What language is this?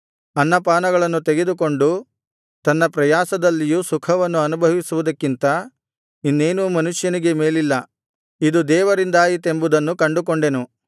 Kannada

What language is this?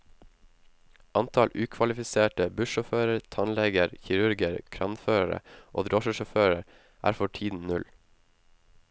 Norwegian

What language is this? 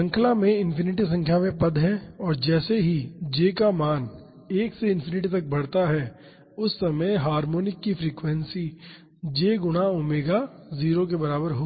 Hindi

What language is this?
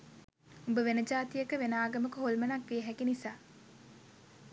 Sinhala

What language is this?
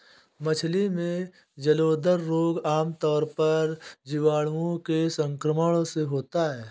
Hindi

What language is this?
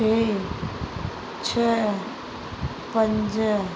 Sindhi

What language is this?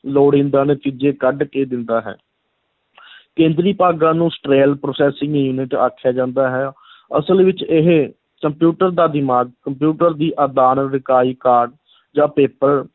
Punjabi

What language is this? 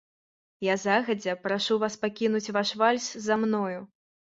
Belarusian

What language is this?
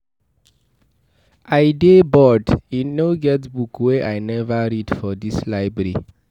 Nigerian Pidgin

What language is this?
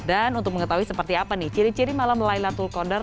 Indonesian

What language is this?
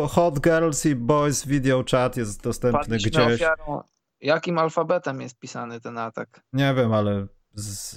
Polish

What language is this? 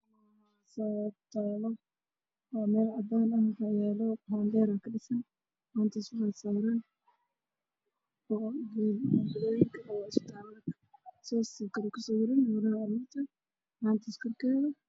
Somali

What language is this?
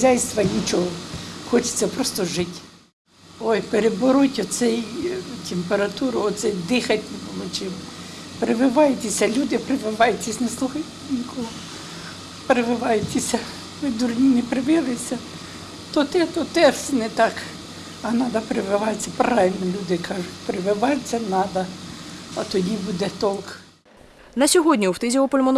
Ukrainian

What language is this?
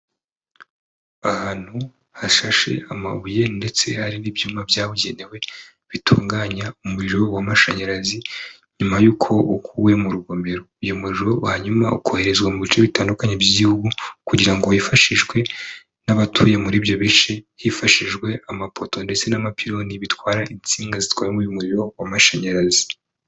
Kinyarwanda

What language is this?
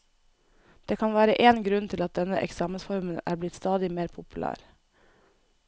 Norwegian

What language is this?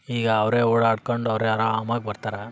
Kannada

